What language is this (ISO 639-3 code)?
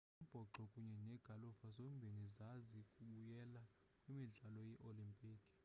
xho